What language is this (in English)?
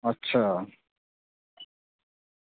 Dogri